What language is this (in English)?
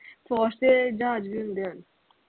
Punjabi